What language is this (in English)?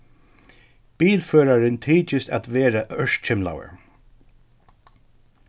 Faroese